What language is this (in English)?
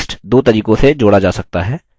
Hindi